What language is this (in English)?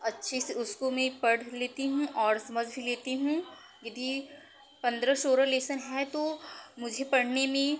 Hindi